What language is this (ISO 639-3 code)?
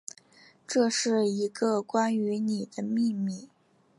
zho